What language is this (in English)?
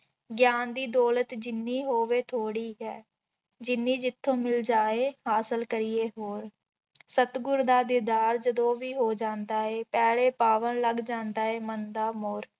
Punjabi